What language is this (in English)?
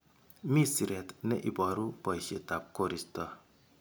Kalenjin